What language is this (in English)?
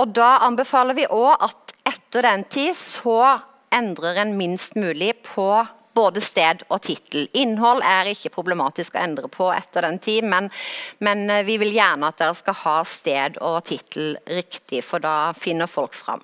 Norwegian